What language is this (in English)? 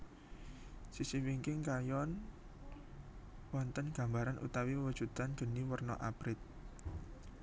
Javanese